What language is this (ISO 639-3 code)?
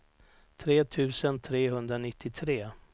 swe